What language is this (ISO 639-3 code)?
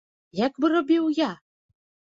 bel